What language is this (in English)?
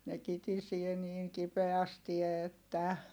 Finnish